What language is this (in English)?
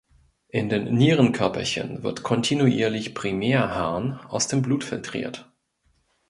German